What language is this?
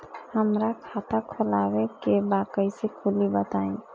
Bhojpuri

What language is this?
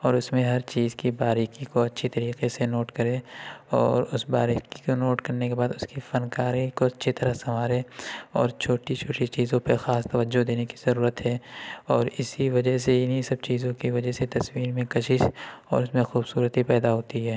Urdu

